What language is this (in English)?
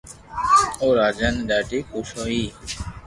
Loarki